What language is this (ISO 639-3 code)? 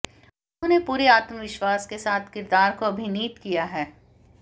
hin